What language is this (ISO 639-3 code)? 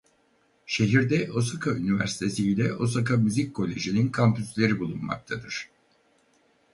tur